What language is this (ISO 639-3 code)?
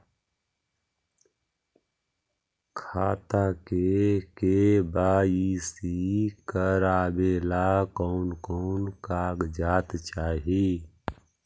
mag